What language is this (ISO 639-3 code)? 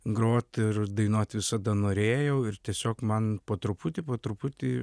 lit